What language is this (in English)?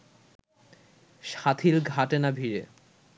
Bangla